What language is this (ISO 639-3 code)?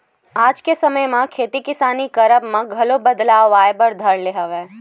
hne